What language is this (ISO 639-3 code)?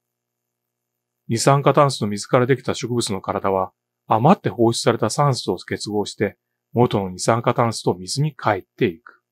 jpn